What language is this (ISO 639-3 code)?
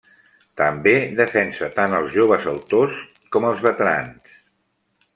cat